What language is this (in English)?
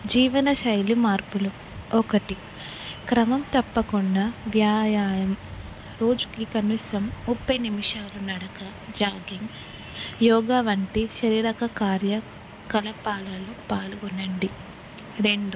Telugu